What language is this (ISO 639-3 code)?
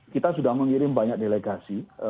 ind